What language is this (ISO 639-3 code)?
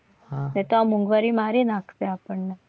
guj